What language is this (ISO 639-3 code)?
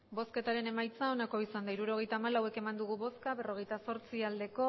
eus